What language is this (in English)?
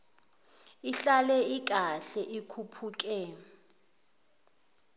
Zulu